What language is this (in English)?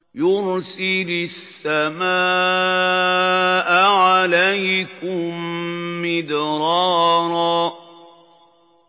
Arabic